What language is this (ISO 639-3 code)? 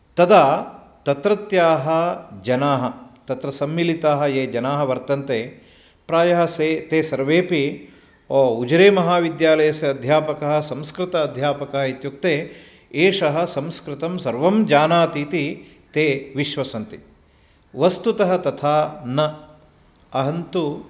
san